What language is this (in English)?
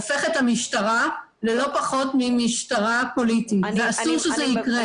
Hebrew